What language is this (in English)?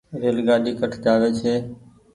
Goaria